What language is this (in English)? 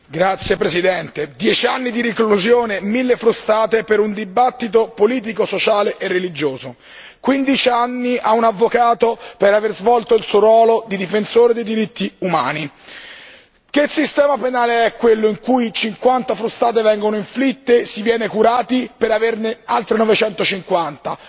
Italian